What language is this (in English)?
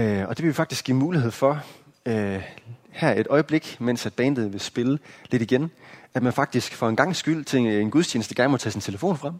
Danish